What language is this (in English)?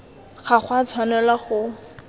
Tswana